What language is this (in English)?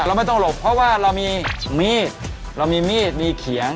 Thai